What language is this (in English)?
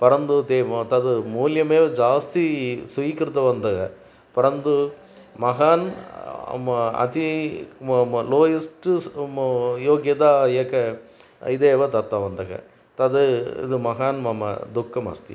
Sanskrit